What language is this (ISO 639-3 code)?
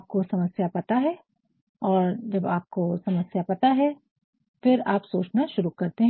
hin